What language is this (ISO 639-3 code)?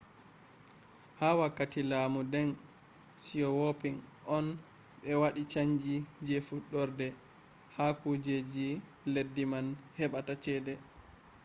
ful